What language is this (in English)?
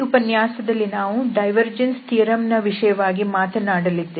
Kannada